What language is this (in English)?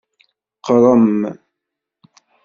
Kabyle